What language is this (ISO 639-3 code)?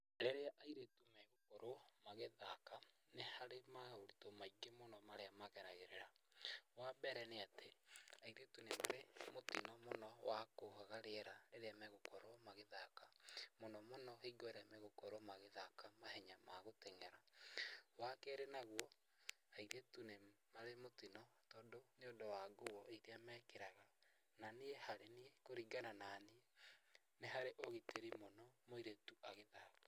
kik